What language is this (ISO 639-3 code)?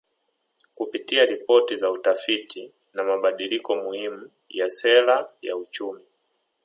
swa